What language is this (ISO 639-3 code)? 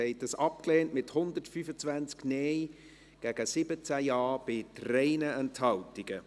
gsw